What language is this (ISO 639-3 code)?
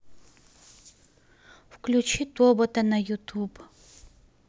rus